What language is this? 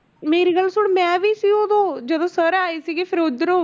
Punjabi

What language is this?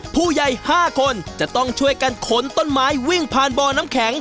Thai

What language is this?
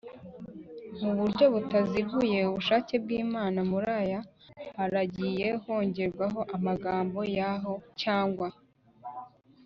Kinyarwanda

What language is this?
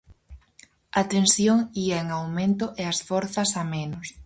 Galician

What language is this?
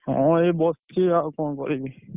Odia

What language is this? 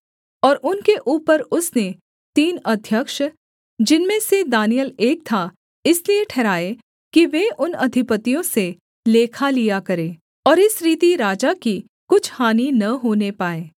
Hindi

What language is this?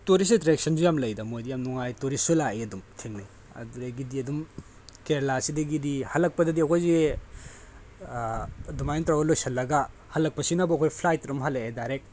Manipuri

